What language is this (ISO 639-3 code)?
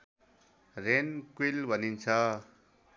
nep